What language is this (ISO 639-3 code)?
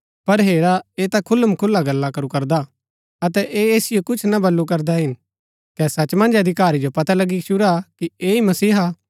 gbk